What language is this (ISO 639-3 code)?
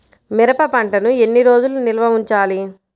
tel